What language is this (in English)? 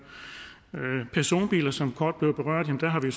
Danish